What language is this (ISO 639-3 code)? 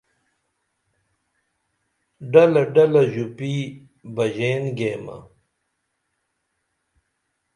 dml